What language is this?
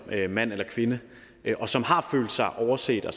Danish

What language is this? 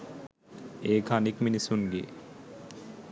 Sinhala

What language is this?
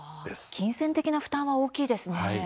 Japanese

